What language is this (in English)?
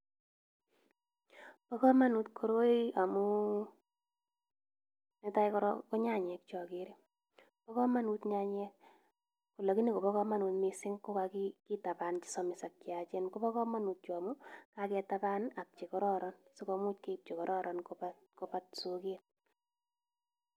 Kalenjin